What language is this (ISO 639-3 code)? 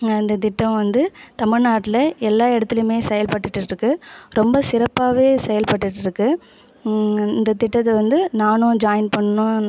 tam